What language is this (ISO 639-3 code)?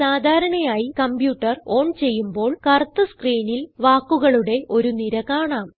mal